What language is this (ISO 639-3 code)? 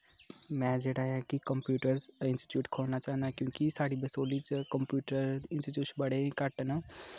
doi